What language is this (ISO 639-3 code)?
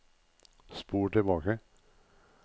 nor